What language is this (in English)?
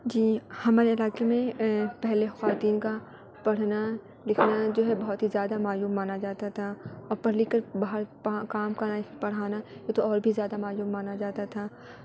Urdu